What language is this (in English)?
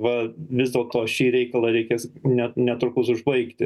Lithuanian